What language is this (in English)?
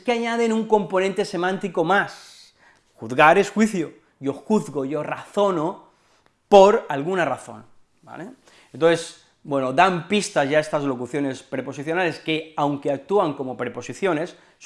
Spanish